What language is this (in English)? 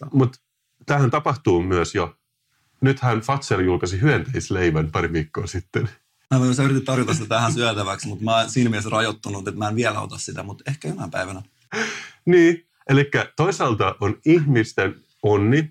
Finnish